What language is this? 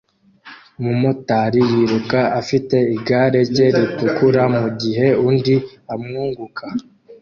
Kinyarwanda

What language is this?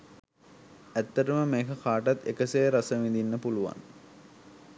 Sinhala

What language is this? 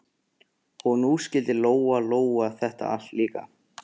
Icelandic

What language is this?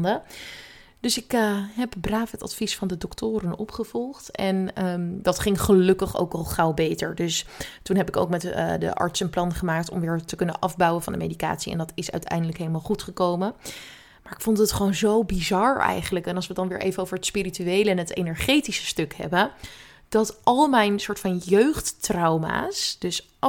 Dutch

